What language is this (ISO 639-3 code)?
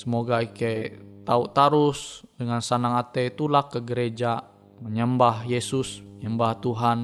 ind